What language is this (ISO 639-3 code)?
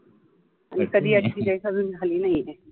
mar